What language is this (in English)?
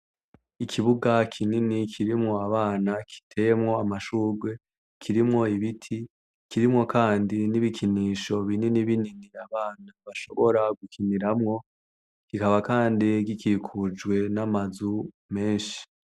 Rundi